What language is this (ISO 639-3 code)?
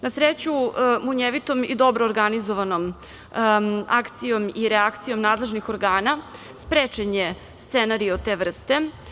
srp